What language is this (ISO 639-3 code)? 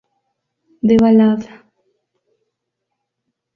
spa